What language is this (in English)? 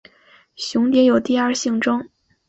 Chinese